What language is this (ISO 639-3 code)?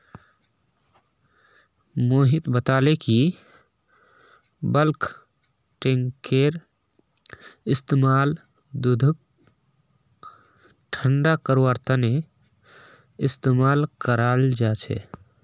mag